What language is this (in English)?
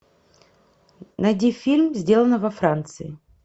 Russian